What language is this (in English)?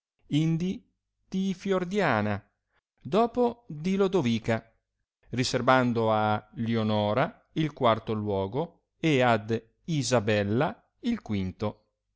Italian